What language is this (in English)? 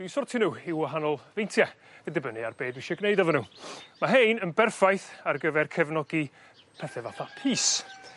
Welsh